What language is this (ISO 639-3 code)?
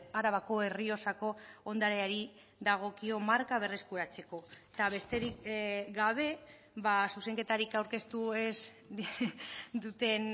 eus